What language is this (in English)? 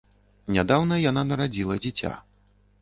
Belarusian